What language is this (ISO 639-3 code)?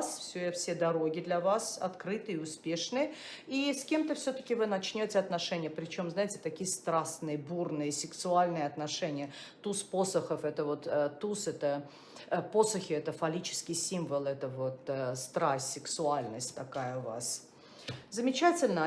rus